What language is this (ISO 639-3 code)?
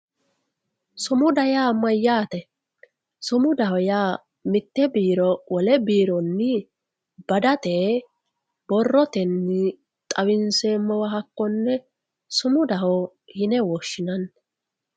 sid